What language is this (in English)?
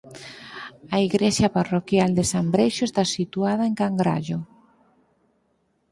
Galician